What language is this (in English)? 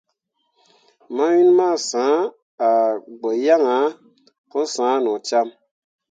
Mundang